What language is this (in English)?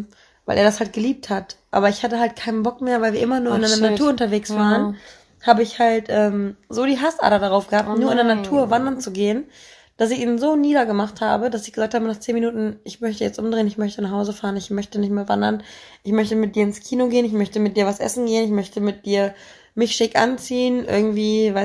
German